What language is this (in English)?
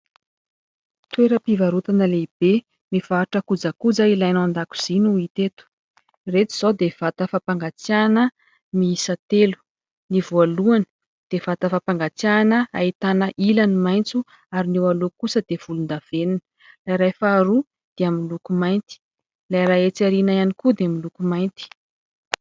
Malagasy